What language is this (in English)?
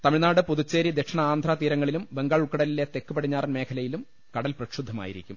Malayalam